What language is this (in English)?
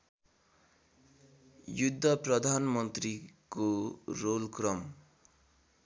Nepali